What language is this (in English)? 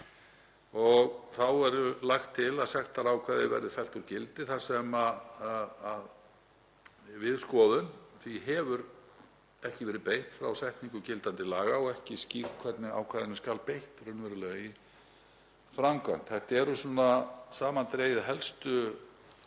Icelandic